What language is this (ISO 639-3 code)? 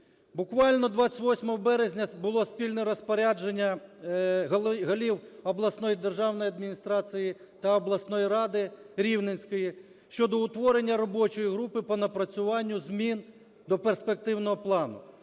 ukr